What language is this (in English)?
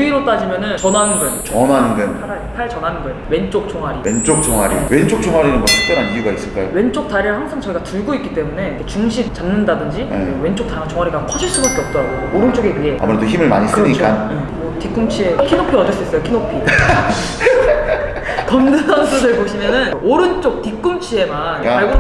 Korean